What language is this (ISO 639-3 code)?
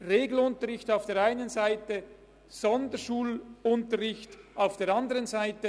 gsw